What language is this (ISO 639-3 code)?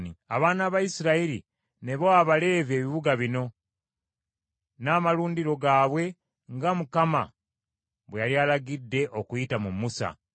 lug